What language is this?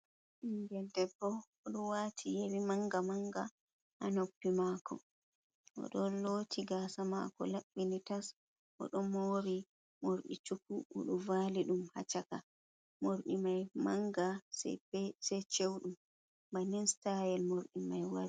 Fula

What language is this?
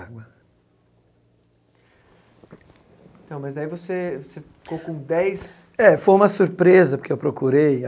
Portuguese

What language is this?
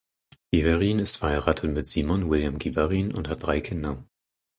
German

